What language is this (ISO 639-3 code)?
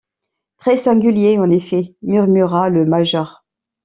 fra